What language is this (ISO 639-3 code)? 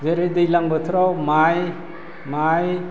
brx